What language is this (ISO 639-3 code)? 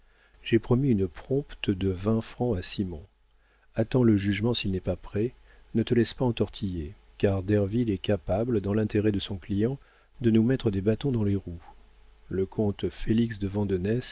fra